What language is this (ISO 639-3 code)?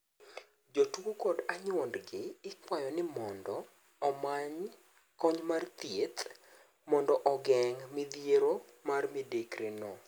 luo